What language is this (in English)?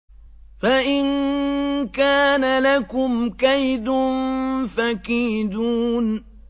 Arabic